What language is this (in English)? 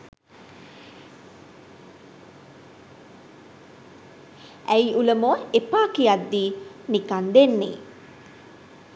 Sinhala